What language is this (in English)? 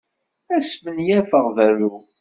Kabyle